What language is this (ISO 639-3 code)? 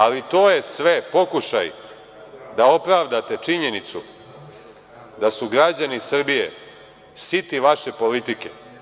srp